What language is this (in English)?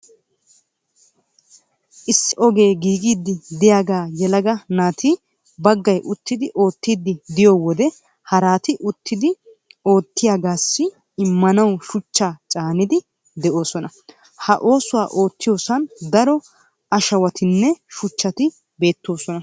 Wolaytta